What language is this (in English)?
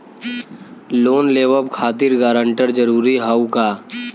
Bhojpuri